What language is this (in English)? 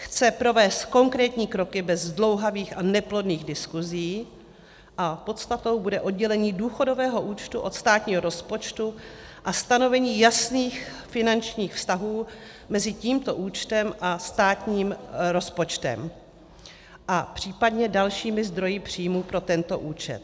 Czech